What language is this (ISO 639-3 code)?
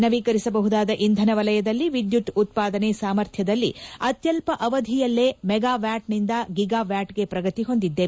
kan